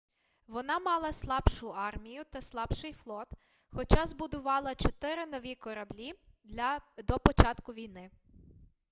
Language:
Ukrainian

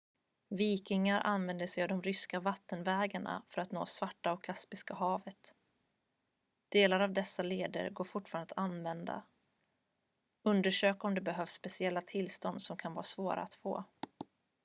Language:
Swedish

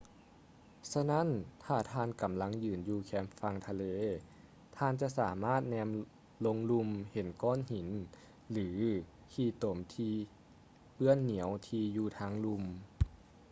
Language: Lao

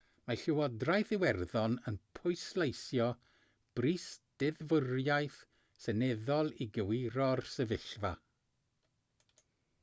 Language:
Welsh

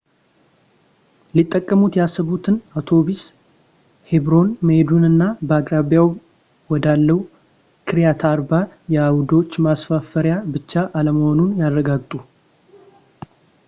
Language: Amharic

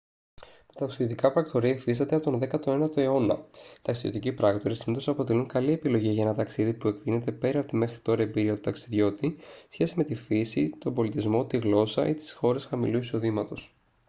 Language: Greek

